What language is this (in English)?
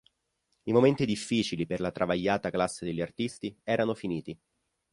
Italian